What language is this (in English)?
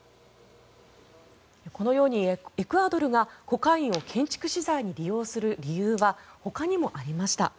Japanese